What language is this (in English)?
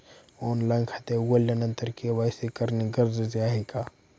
Marathi